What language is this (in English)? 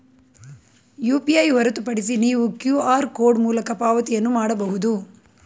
Kannada